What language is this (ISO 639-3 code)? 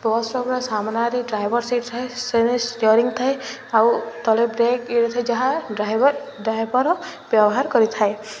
ori